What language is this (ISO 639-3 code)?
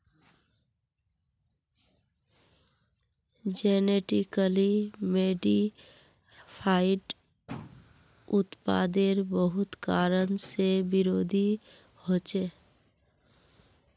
mag